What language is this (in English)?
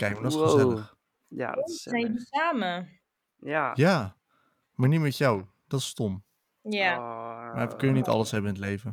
Dutch